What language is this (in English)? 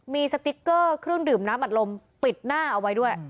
Thai